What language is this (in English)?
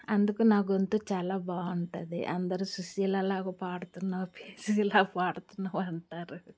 Telugu